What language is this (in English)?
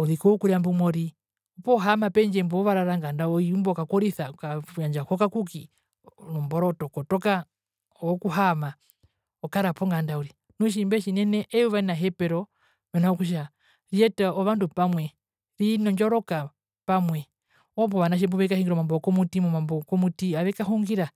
Herero